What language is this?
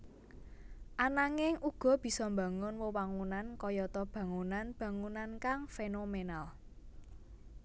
Javanese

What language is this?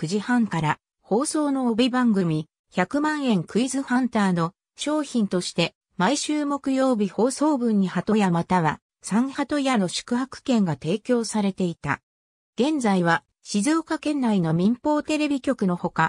Japanese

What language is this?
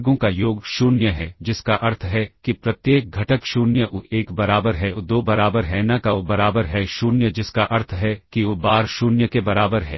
Hindi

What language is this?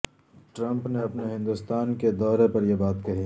Urdu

